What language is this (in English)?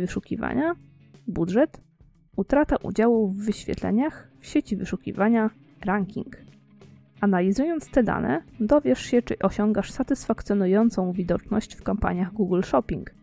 Polish